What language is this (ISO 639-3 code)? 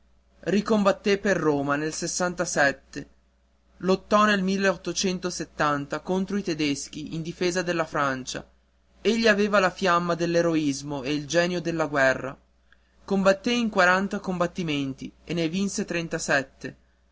ita